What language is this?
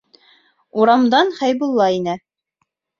Bashkir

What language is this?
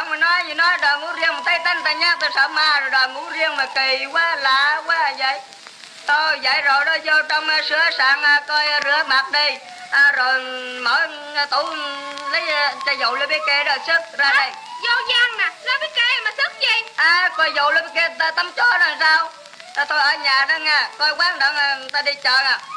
Vietnamese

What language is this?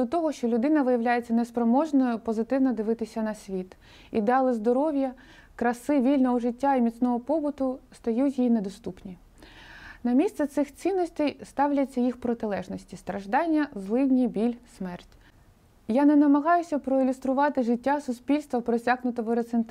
Ukrainian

